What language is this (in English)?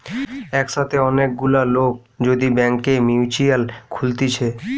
Bangla